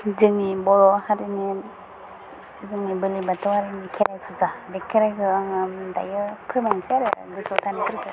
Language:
Bodo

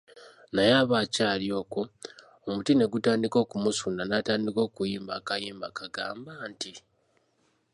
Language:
Ganda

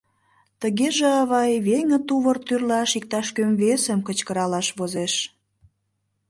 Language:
Mari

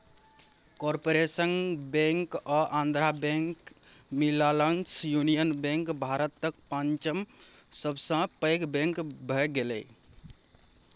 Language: Maithili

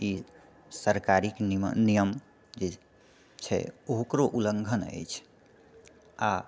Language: Maithili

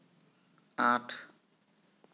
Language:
Assamese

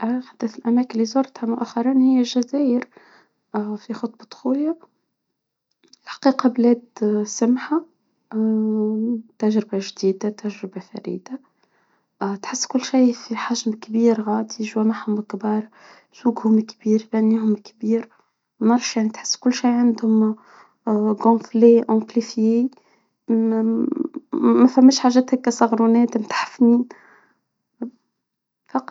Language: Tunisian Arabic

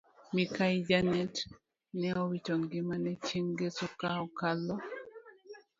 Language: Luo (Kenya and Tanzania)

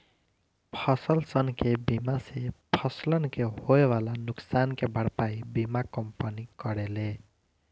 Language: Bhojpuri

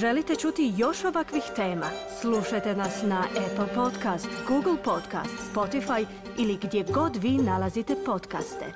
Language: Croatian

